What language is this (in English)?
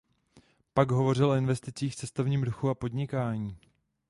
Czech